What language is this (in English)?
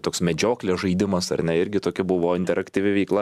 Lithuanian